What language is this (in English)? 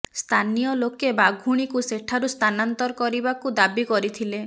Odia